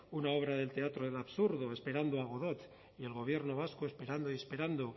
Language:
Spanish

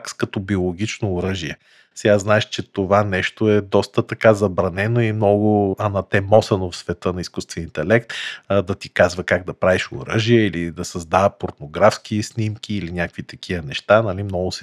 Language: Bulgarian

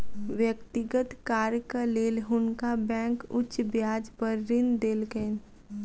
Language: Maithili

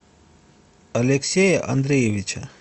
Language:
Russian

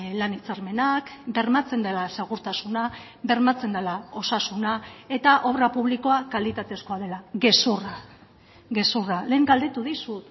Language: Basque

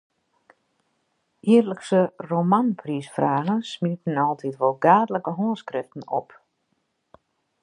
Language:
Western Frisian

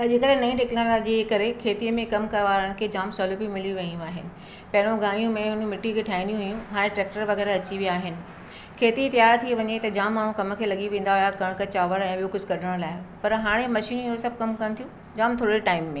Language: Sindhi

